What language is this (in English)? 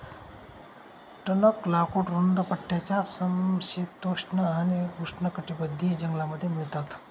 Marathi